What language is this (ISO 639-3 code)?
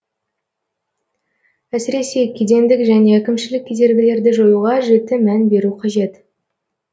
kaz